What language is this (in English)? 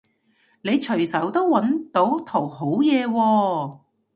Cantonese